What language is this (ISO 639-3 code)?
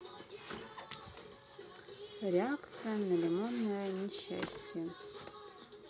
rus